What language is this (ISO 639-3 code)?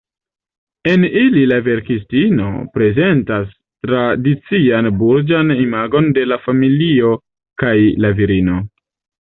epo